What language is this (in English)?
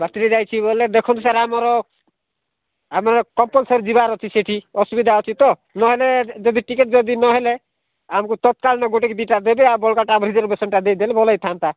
Odia